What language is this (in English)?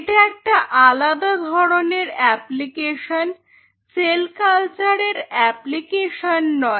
Bangla